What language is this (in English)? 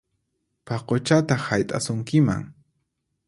Puno Quechua